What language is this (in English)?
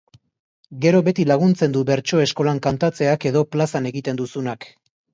Basque